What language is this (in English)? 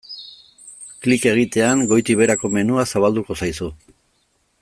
Basque